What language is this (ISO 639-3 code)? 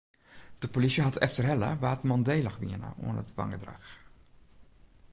fry